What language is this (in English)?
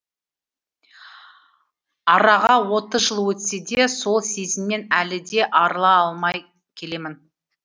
Kazakh